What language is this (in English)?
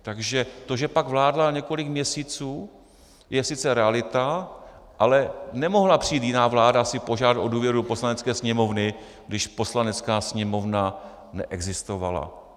Czech